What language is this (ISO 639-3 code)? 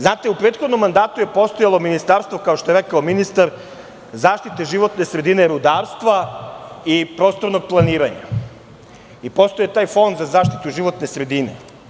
srp